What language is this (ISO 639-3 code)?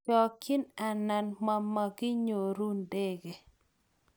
kln